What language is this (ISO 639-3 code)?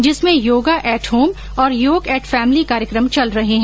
hin